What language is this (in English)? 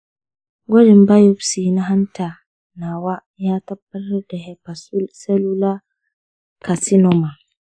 Hausa